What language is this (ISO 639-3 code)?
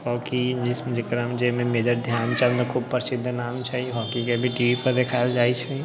mai